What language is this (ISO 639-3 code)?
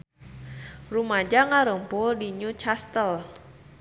sun